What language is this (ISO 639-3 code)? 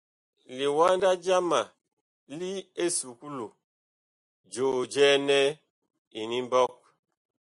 bkh